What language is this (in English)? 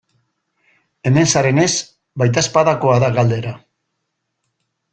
Basque